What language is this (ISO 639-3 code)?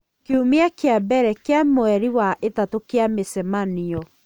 kik